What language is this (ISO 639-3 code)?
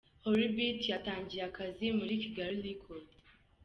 kin